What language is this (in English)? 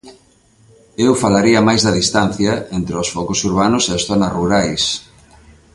Galician